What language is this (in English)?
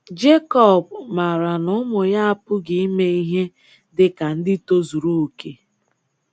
Igbo